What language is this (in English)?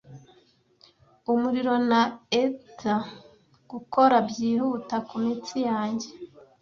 Kinyarwanda